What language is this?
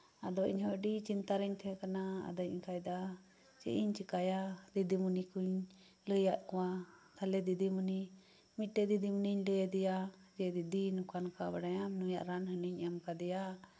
Santali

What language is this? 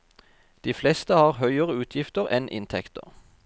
Norwegian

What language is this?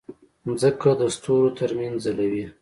Pashto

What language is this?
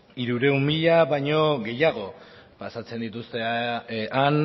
Basque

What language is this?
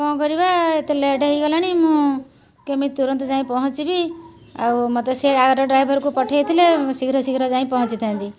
Odia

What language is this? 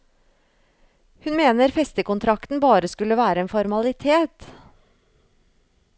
Norwegian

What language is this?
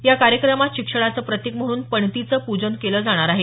Marathi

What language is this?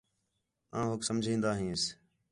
Khetrani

